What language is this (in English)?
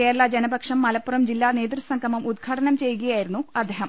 Malayalam